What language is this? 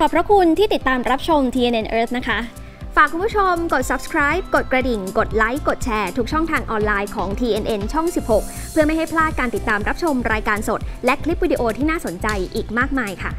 Thai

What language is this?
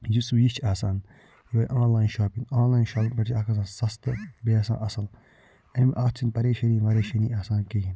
Kashmiri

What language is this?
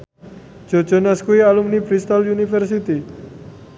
Javanese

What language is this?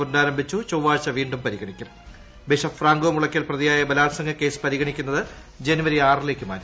Malayalam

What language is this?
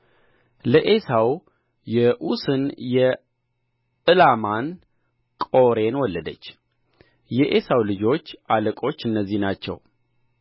Amharic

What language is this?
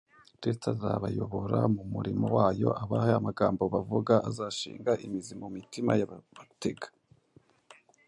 Kinyarwanda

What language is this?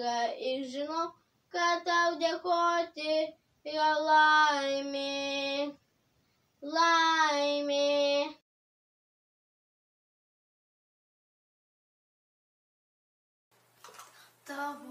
Turkish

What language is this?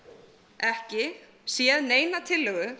Icelandic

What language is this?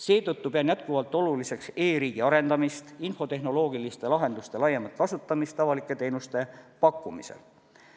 Estonian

